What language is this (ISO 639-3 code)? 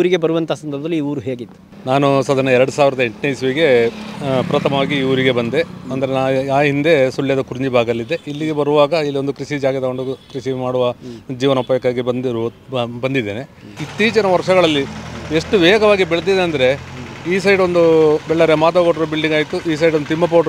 kan